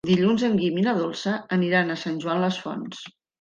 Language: Catalan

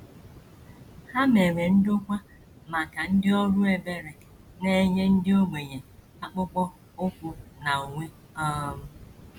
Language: Igbo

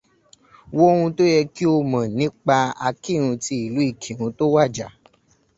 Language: Yoruba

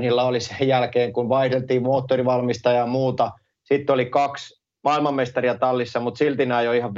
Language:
Finnish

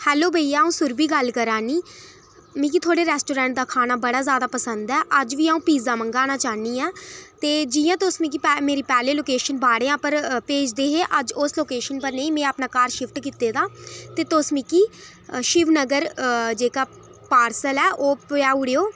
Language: Dogri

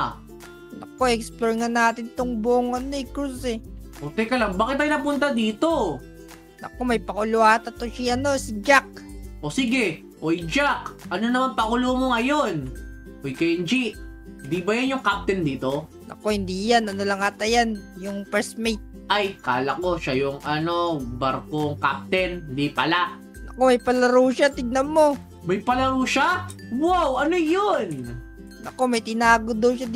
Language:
Filipino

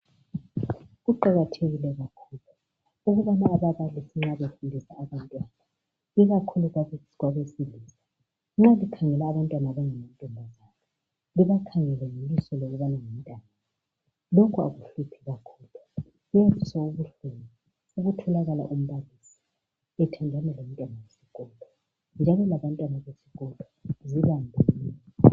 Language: North Ndebele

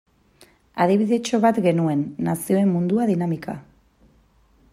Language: Basque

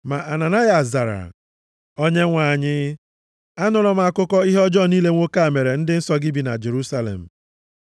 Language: Igbo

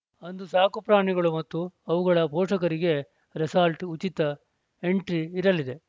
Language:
Kannada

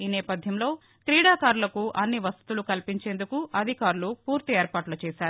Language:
Telugu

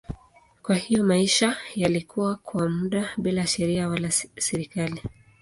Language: Swahili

